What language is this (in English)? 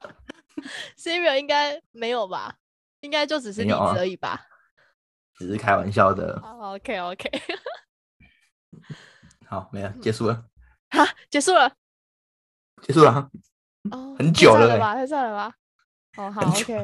Chinese